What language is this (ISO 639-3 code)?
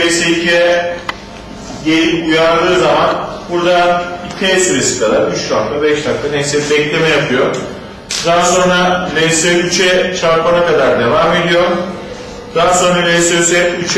tur